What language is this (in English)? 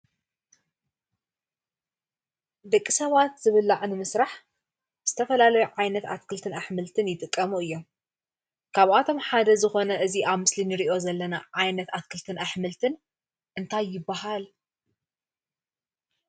Tigrinya